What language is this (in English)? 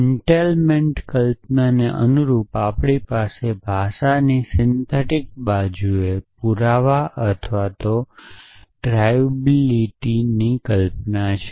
Gujarati